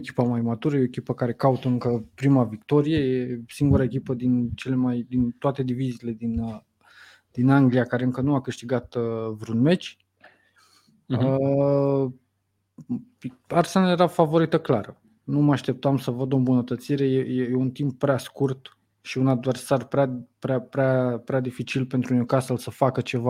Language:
Romanian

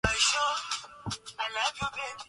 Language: Swahili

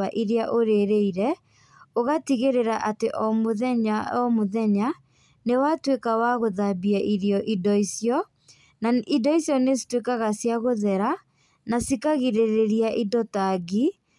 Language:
Kikuyu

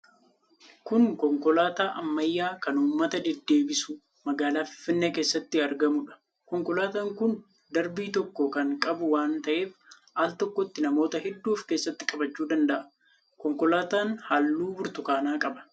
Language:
Oromo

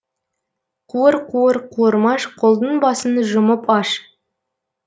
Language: Kazakh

